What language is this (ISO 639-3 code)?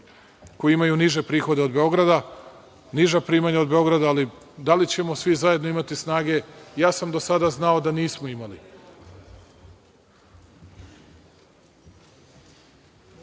srp